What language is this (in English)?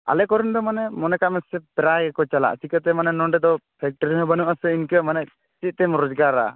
Santali